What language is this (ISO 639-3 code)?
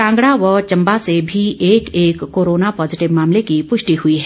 hin